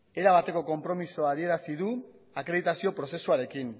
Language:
Basque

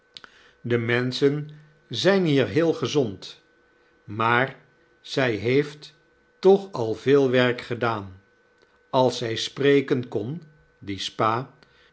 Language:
Dutch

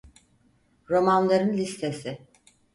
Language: Turkish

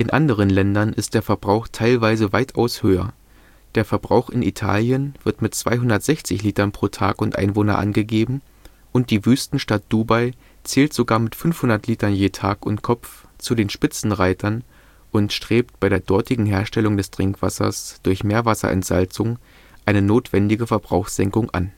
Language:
German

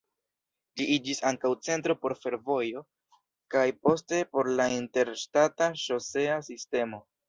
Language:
Esperanto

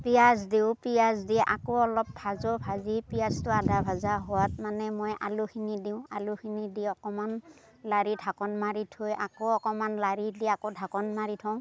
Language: Assamese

